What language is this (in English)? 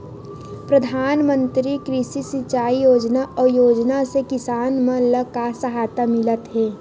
Chhattisgarhi